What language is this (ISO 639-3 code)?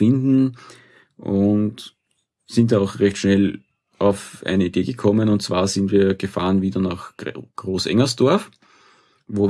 deu